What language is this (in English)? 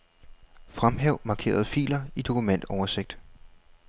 Danish